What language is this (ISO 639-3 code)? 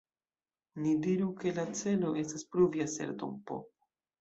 epo